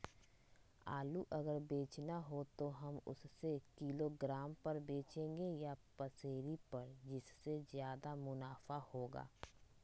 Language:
Magahi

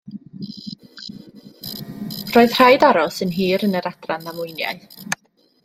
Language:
Welsh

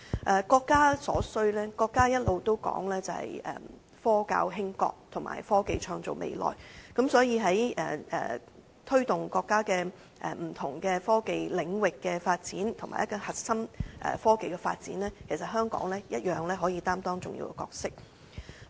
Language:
Cantonese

